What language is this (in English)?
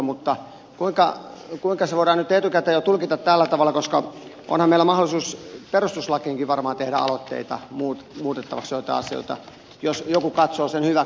Finnish